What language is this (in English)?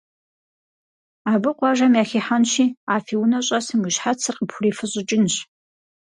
Kabardian